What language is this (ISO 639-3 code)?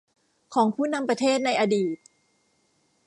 tha